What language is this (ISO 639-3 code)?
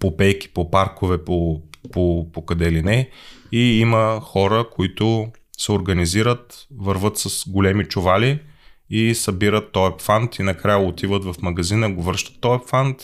bul